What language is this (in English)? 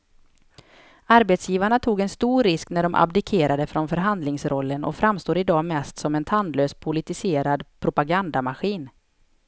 Swedish